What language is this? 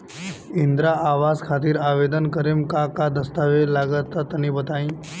Bhojpuri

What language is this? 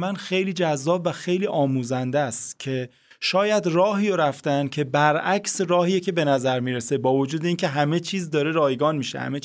Persian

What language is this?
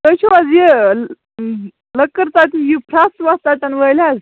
Kashmiri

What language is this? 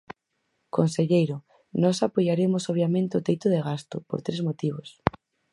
Galician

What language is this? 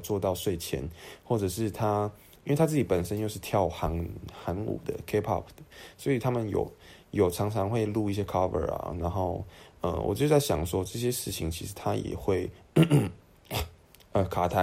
Chinese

